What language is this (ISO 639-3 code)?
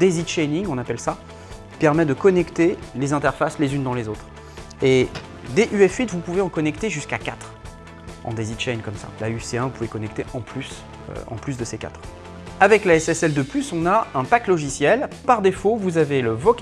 fra